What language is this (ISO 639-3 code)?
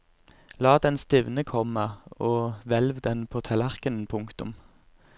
nor